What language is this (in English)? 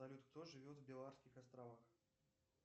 Russian